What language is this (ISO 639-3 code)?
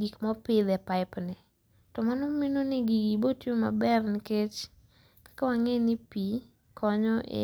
luo